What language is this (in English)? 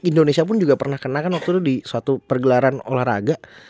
Indonesian